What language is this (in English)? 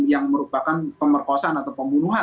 Indonesian